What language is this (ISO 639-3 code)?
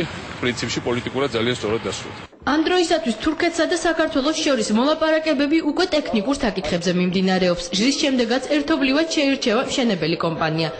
ron